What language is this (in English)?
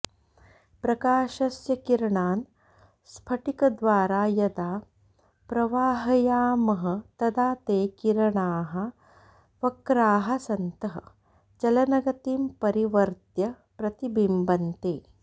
Sanskrit